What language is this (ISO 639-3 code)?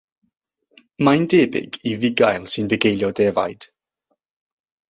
cym